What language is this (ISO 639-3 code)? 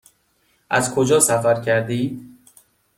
fas